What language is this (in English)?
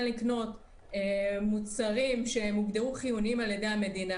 Hebrew